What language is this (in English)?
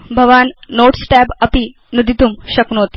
Sanskrit